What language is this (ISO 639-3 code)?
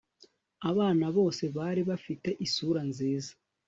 kin